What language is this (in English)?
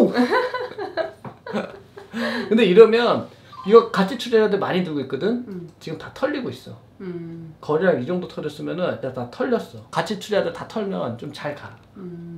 Korean